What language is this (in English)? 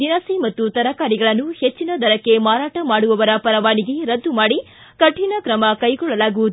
Kannada